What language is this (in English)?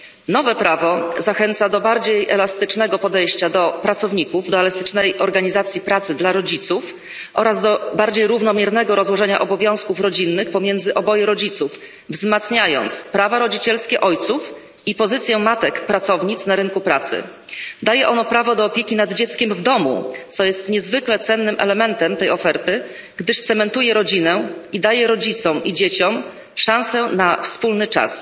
Polish